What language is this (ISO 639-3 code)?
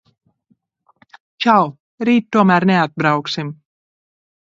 lav